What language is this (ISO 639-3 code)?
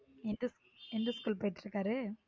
tam